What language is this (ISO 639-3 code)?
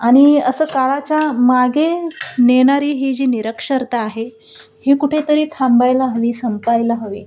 mar